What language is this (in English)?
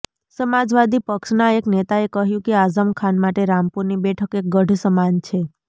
Gujarati